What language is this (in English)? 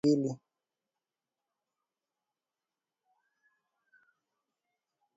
Swahili